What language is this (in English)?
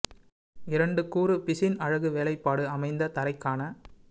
Tamil